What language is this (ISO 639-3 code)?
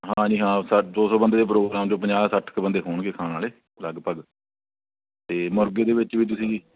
pan